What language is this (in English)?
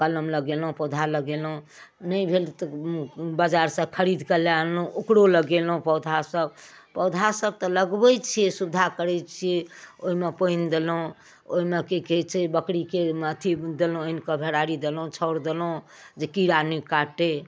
Maithili